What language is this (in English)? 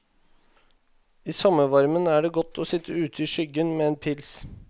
Norwegian